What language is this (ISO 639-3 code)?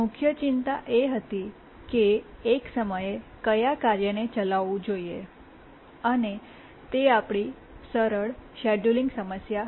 guj